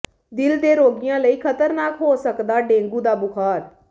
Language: Punjabi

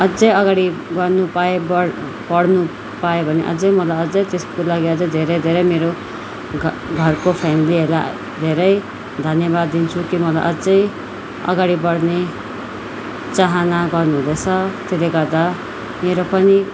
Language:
Nepali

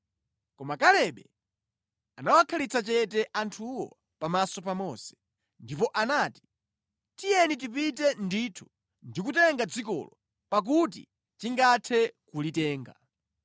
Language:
Nyanja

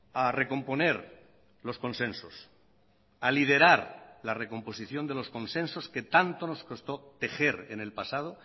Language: Spanish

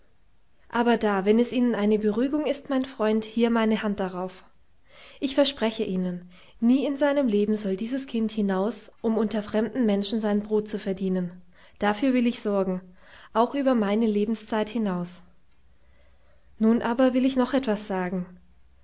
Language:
German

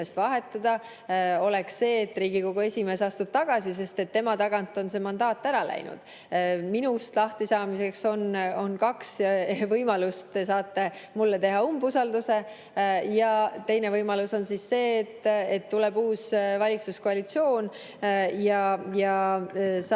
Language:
Estonian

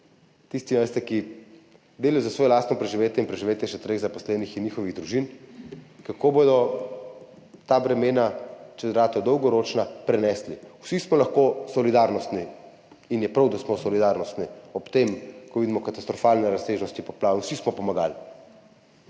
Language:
Slovenian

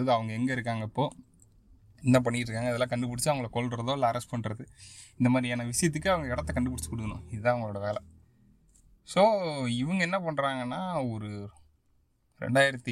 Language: Tamil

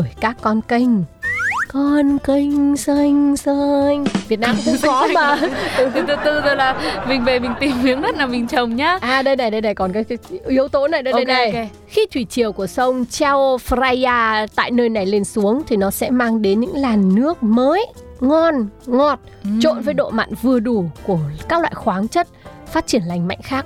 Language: Vietnamese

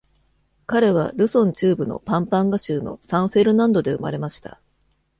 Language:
Japanese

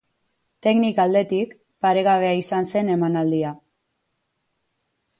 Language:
Basque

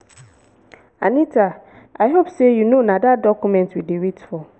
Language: Nigerian Pidgin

